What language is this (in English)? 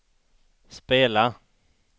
Swedish